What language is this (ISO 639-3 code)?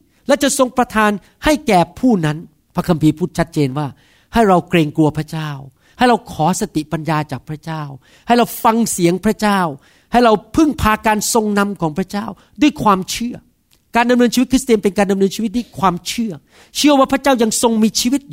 tha